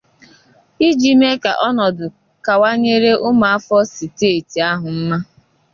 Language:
Igbo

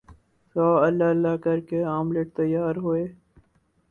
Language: Urdu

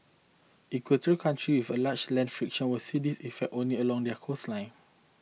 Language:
English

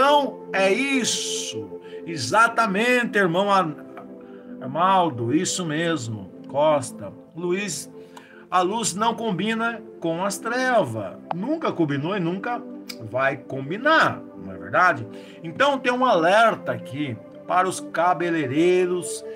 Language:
Portuguese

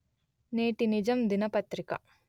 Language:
Telugu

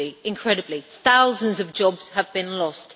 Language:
English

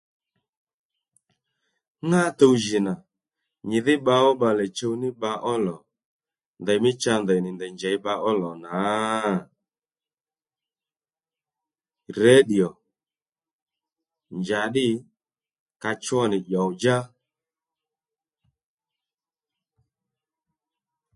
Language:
Lendu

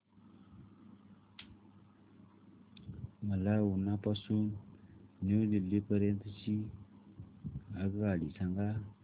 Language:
Marathi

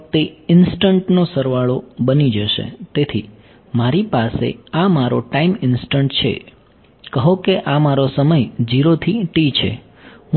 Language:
Gujarati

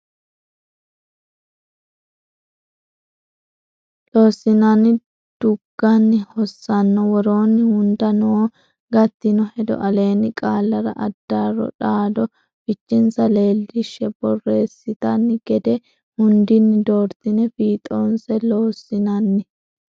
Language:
Sidamo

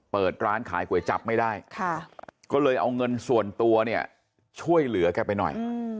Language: Thai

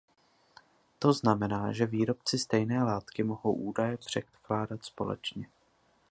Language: Czech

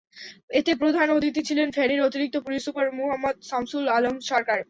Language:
Bangla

